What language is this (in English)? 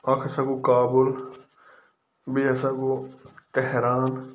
Kashmiri